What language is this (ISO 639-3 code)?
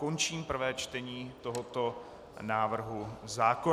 ces